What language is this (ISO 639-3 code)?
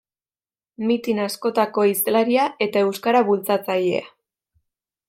eus